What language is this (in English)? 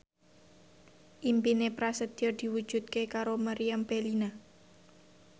Javanese